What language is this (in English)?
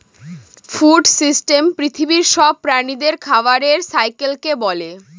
Bangla